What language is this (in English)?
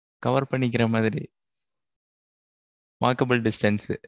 Tamil